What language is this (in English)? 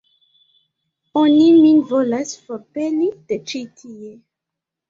Esperanto